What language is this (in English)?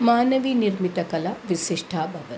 Sanskrit